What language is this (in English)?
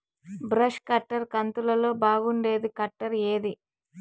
Telugu